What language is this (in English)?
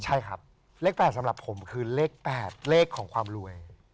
Thai